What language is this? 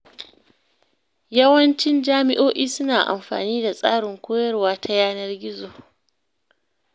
Hausa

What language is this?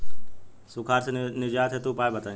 Bhojpuri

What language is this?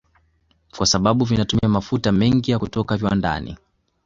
Swahili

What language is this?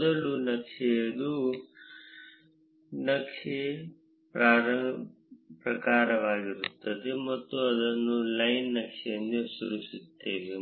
Kannada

